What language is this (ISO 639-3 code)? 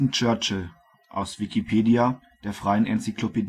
deu